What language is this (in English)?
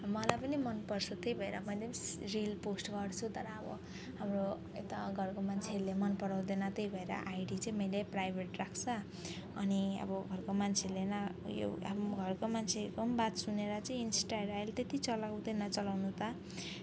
Nepali